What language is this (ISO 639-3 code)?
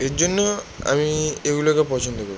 ben